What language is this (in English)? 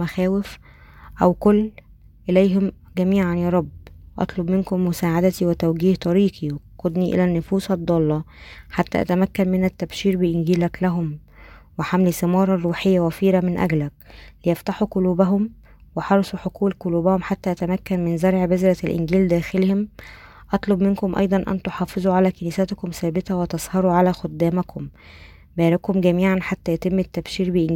Arabic